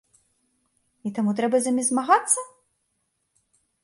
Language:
Belarusian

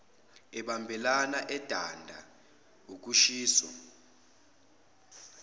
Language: Zulu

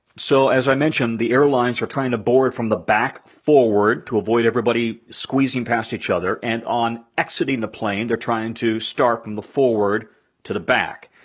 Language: English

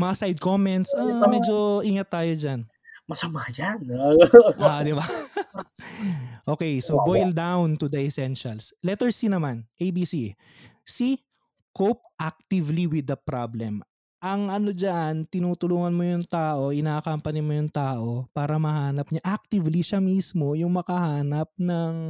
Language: Filipino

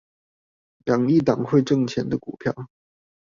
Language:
Chinese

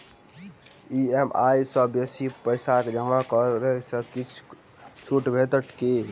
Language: Maithili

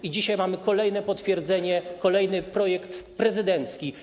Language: Polish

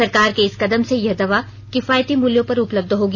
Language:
Hindi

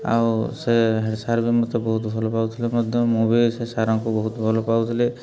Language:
Odia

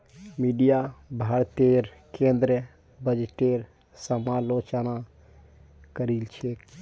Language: Magahi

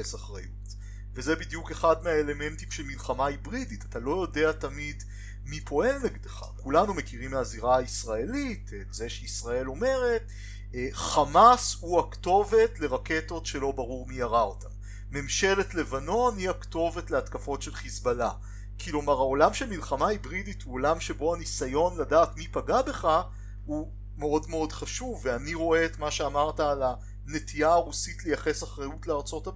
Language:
Hebrew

